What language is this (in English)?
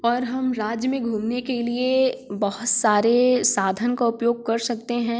Hindi